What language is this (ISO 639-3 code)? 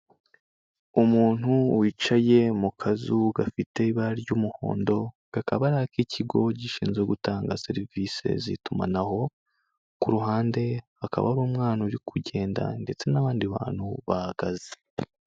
kin